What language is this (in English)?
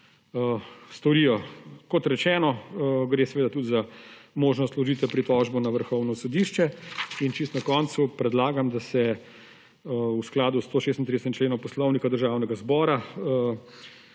Slovenian